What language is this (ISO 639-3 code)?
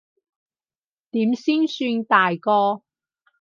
yue